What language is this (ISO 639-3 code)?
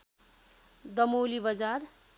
nep